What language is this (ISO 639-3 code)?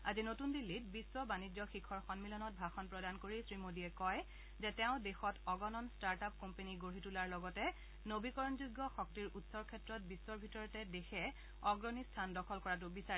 asm